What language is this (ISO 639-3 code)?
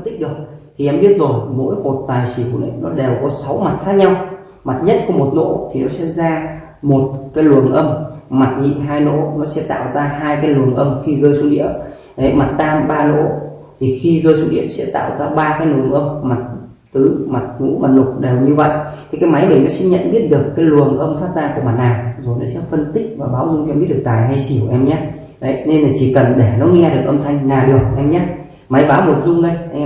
vie